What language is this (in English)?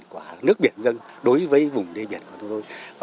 Vietnamese